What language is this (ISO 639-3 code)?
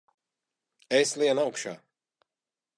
lav